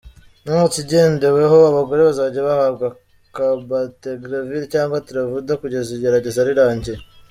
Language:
Kinyarwanda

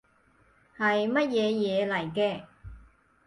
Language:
Cantonese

